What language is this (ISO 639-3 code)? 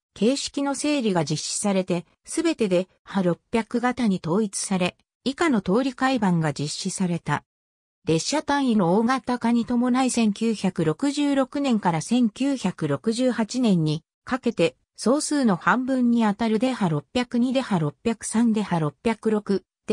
jpn